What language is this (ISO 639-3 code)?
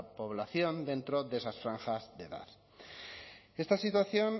spa